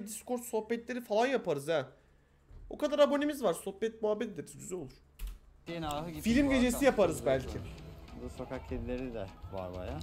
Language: Turkish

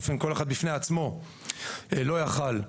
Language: Hebrew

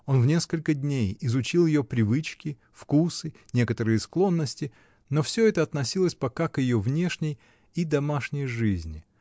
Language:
Russian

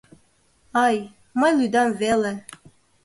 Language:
Mari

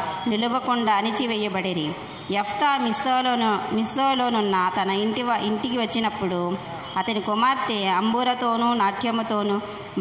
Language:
Romanian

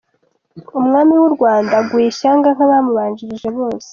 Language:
Kinyarwanda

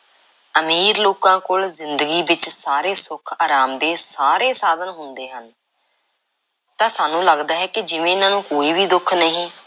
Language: Punjabi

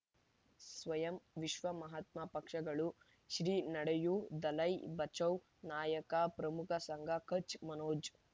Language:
Kannada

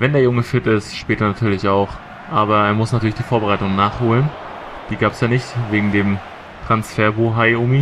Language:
German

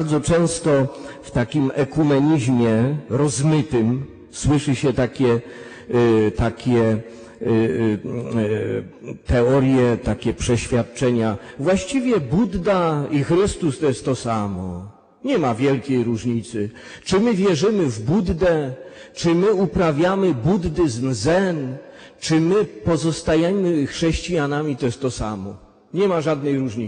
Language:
Polish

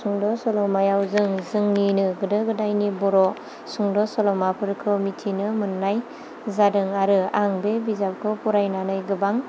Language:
Bodo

